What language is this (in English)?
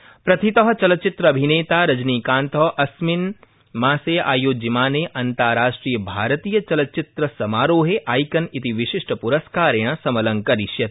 Sanskrit